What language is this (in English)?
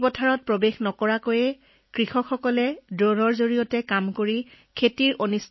Assamese